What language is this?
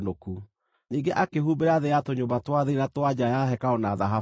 Kikuyu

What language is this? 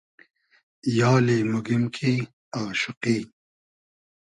Hazaragi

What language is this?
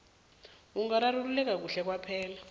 South Ndebele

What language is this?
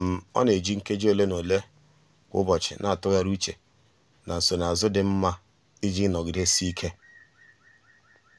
Igbo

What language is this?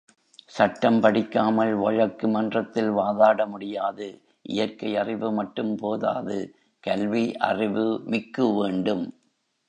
Tamil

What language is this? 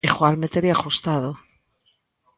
Galician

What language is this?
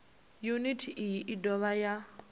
Venda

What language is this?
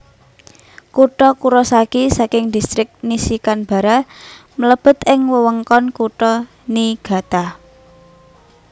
Javanese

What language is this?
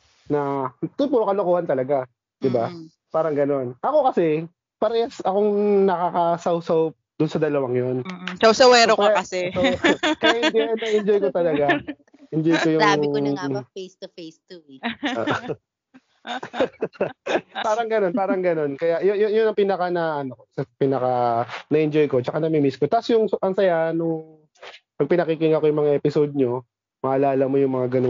Filipino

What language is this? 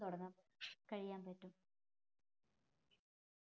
Malayalam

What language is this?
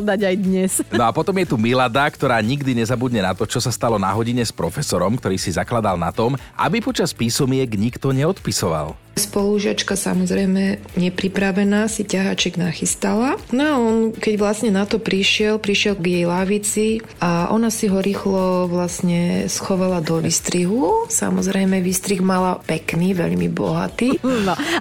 Slovak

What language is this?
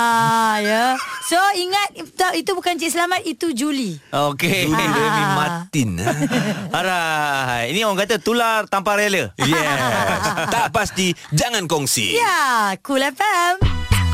Malay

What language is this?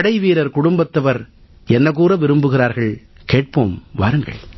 Tamil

